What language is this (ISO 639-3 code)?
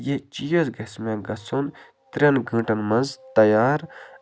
kas